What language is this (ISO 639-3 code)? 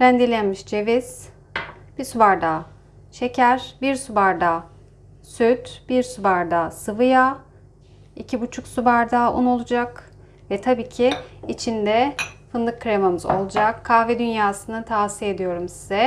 tur